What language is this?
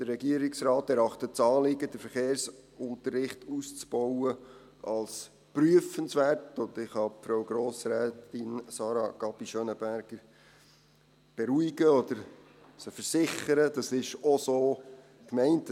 Swiss German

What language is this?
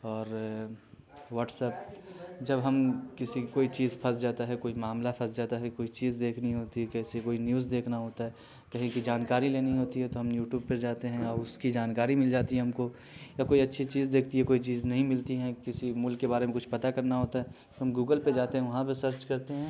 Urdu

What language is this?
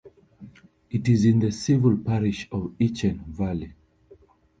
English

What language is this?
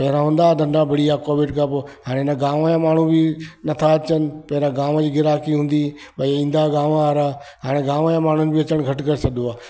Sindhi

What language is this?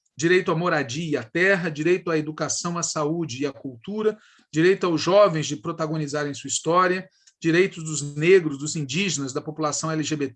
Portuguese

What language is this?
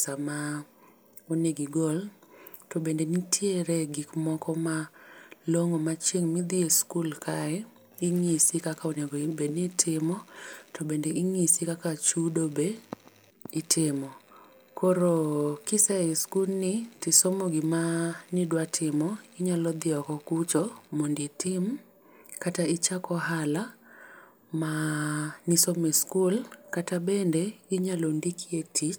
Luo (Kenya and Tanzania)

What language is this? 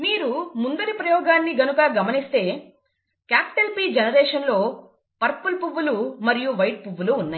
Telugu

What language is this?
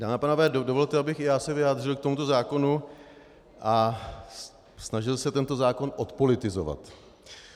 Czech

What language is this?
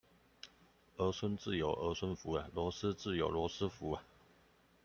Chinese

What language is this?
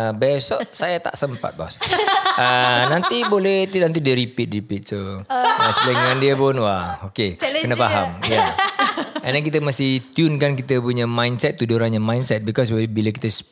Malay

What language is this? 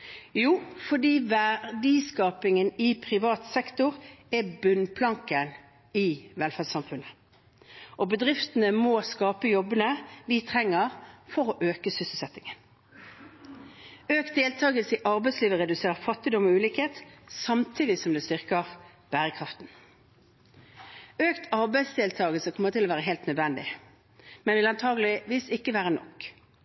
Norwegian Bokmål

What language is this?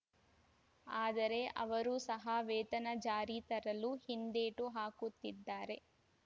Kannada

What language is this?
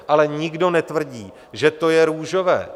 Czech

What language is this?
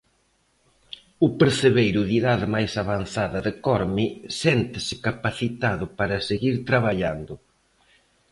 Galician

